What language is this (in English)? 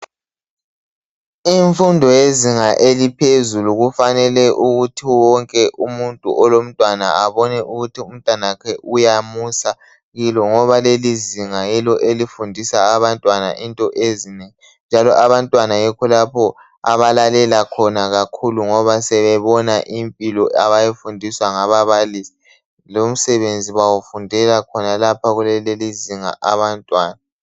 North Ndebele